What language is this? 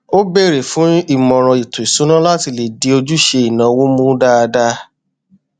Yoruba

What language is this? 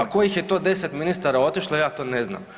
Croatian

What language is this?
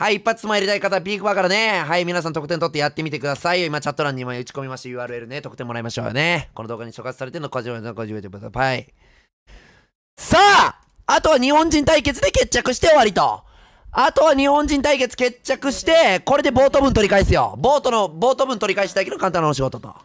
Japanese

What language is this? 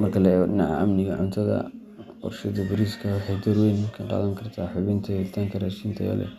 Somali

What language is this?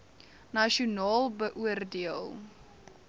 Afrikaans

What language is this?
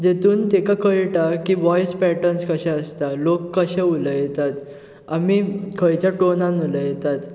Konkani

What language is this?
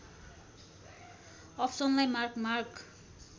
Nepali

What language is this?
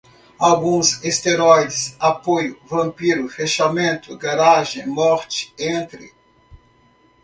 Portuguese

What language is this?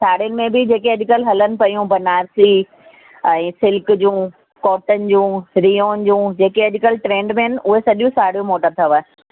Sindhi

